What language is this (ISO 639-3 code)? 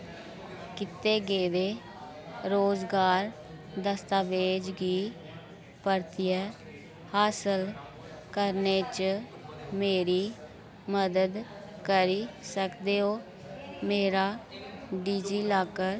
doi